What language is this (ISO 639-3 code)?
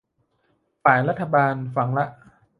tha